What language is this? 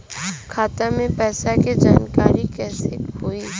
Bhojpuri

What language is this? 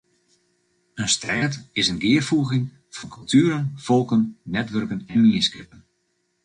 Western Frisian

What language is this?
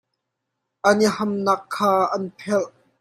Hakha Chin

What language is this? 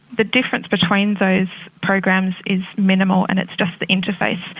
English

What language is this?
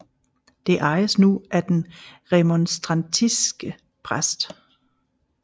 Danish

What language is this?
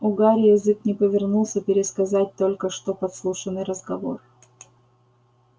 Russian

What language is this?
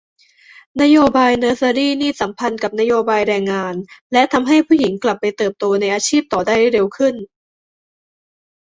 Thai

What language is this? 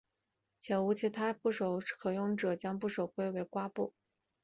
Chinese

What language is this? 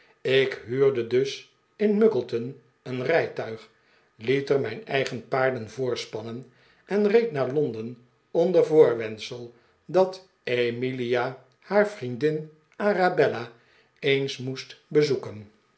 Dutch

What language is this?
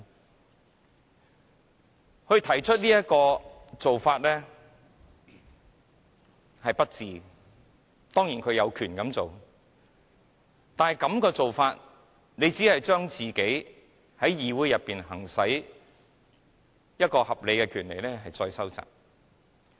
Cantonese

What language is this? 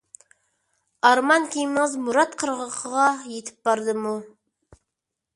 Uyghur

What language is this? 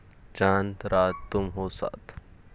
Marathi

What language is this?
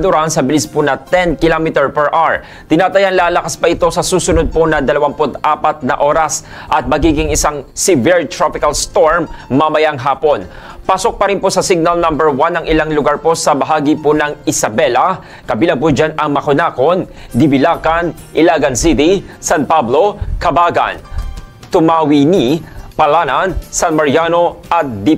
Filipino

